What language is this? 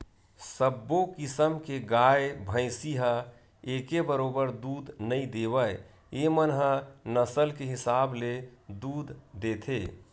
Chhattisgarhi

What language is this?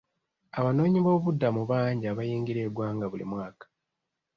Ganda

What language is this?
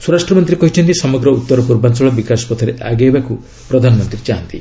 Odia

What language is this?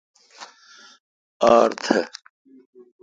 Kalkoti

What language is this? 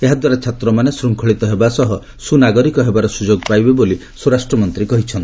Odia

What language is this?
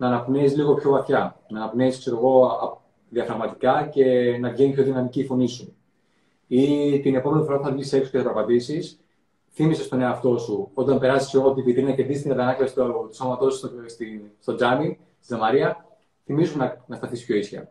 Greek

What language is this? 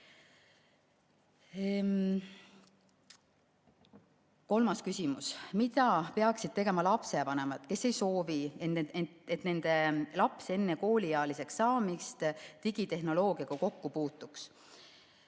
Estonian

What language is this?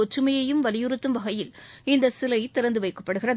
Tamil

